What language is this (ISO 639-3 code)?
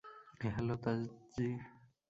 ben